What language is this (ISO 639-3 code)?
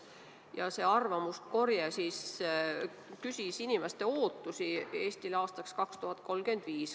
est